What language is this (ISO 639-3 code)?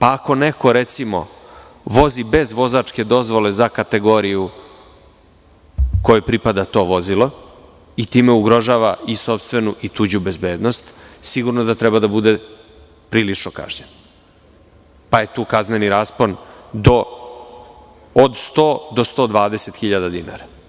srp